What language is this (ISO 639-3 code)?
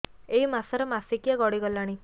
ori